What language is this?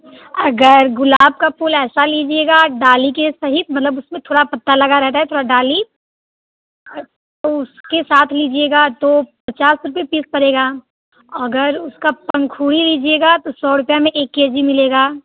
Hindi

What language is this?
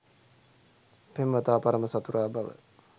Sinhala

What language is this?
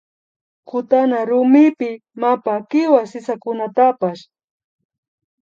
Imbabura Highland Quichua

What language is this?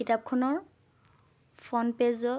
Assamese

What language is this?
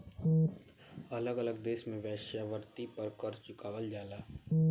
Bhojpuri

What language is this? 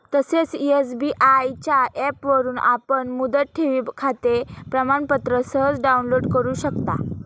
Marathi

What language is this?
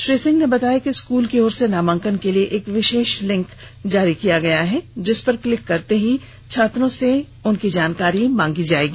Hindi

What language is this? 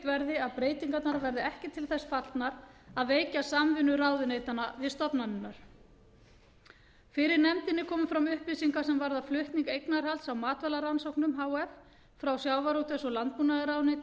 Icelandic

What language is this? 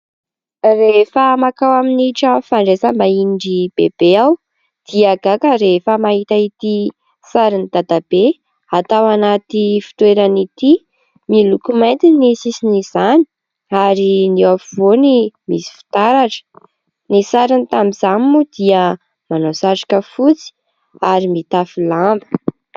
Malagasy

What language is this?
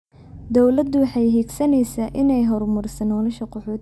Somali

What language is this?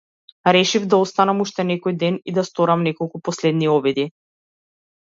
Macedonian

